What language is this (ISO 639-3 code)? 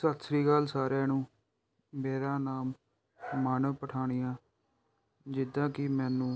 pan